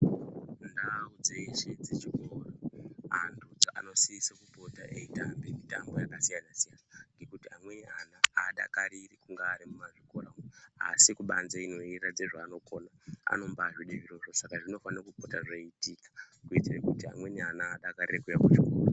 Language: Ndau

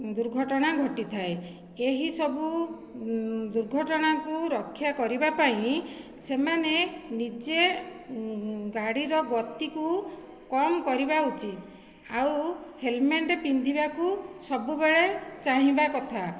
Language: Odia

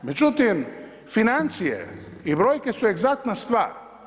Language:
Croatian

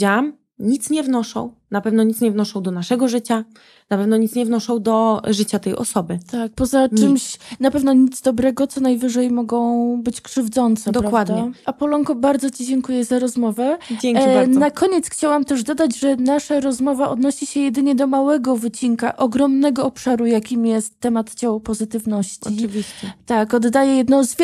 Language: Polish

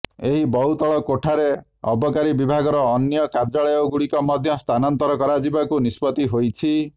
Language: Odia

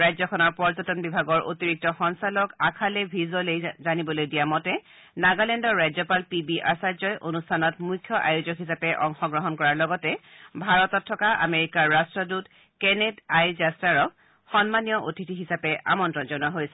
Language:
Assamese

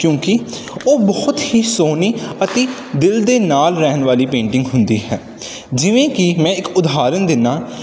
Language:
Punjabi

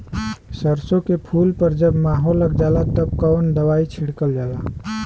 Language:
Bhojpuri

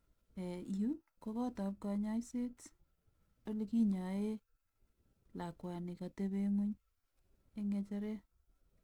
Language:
Kalenjin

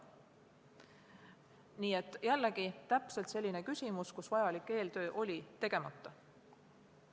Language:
Estonian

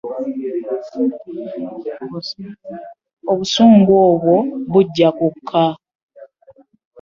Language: Ganda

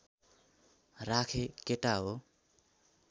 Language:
Nepali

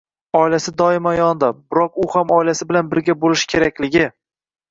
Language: Uzbek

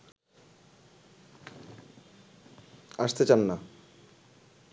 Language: Bangla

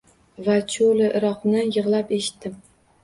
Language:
Uzbek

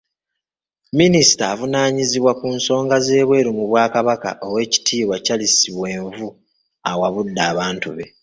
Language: Ganda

